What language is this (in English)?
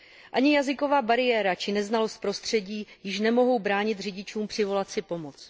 Czech